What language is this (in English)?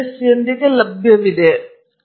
Kannada